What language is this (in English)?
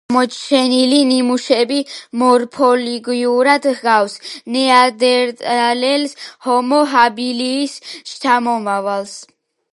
Georgian